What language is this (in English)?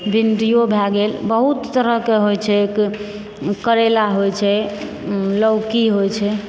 Maithili